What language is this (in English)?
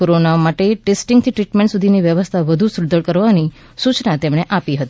Gujarati